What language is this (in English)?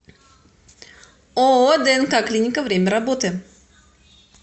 Russian